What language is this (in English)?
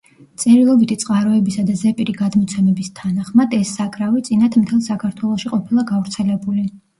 Georgian